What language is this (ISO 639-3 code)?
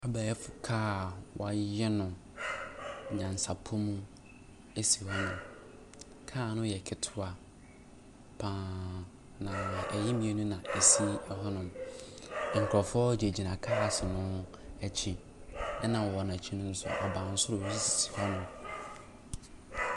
aka